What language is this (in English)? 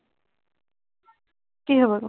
Assamese